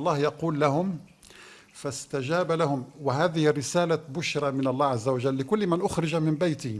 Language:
Arabic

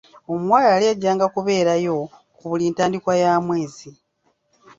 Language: Ganda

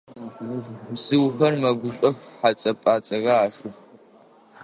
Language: Adyghe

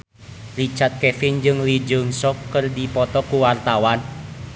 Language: Sundanese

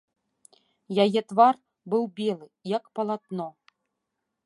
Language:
Belarusian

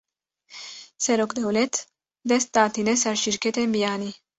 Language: Kurdish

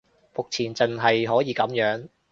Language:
Cantonese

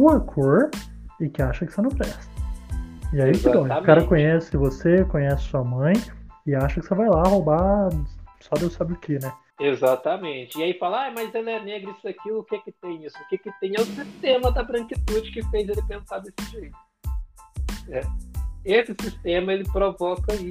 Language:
Portuguese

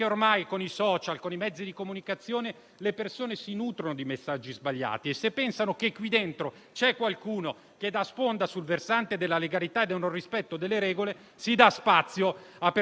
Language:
Italian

